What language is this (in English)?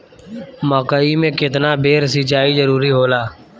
Bhojpuri